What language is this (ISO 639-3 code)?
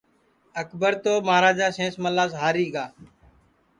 ssi